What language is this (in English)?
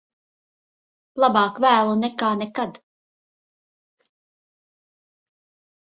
Latvian